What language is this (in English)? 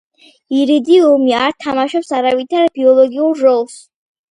Georgian